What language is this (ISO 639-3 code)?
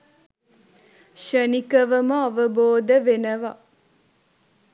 sin